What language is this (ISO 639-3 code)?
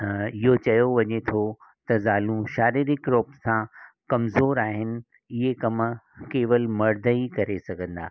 snd